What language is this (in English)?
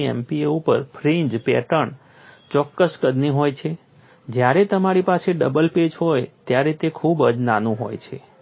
Gujarati